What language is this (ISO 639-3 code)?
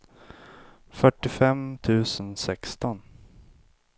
swe